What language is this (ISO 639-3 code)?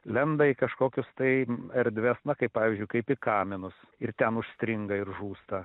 lit